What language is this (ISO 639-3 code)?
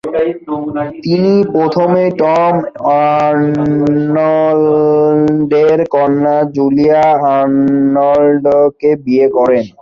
ben